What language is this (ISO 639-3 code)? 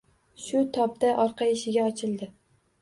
uzb